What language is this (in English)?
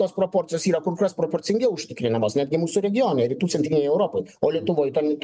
Lithuanian